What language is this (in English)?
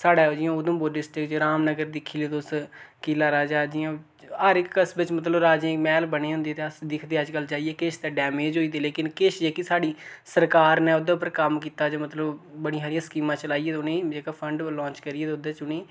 Dogri